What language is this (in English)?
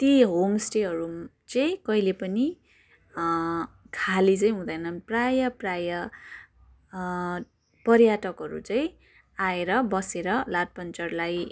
Nepali